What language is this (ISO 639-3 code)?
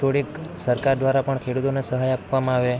guj